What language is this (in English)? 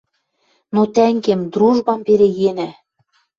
Western Mari